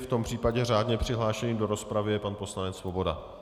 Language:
Czech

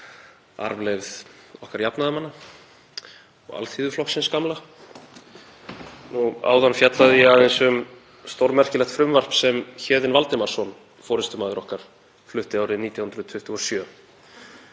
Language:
Icelandic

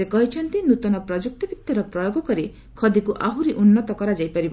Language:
Odia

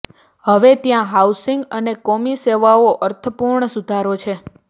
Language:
Gujarati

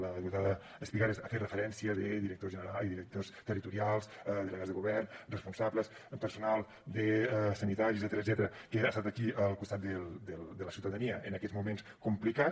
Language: Catalan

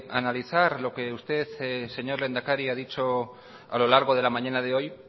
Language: Spanish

